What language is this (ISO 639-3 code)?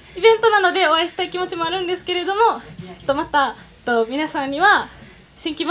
jpn